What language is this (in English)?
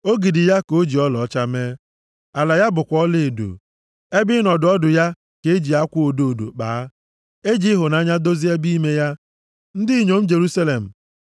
Igbo